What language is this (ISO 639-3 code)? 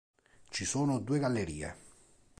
ita